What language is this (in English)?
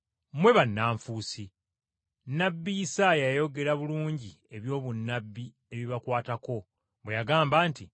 Ganda